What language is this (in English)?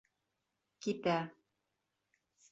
Bashkir